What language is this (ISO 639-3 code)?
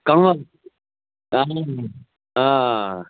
kas